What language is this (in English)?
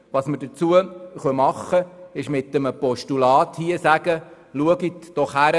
Swiss German